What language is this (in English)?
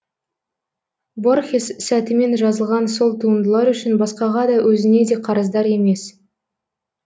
Kazakh